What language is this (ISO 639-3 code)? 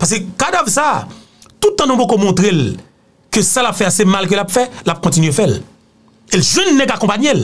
fra